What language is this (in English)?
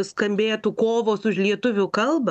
Lithuanian